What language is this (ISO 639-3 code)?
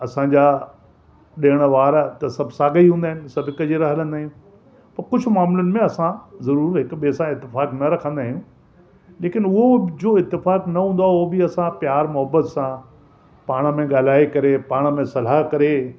snd